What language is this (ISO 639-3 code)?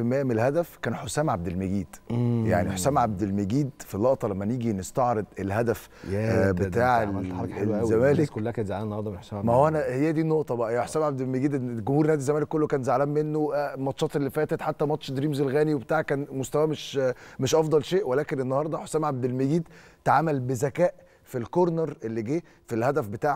ara